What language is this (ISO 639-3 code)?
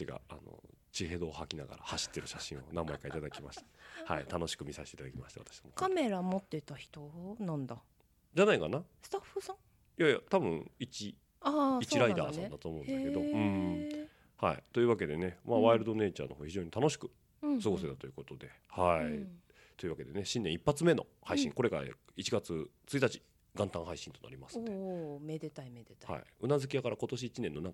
jpn